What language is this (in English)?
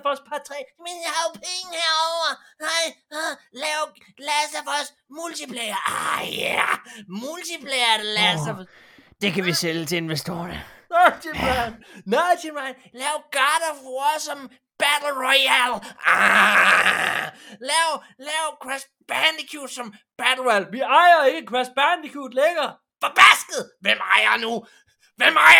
Danish